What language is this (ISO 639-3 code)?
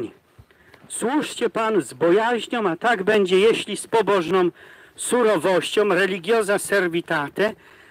pol